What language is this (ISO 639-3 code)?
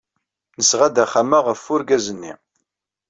kab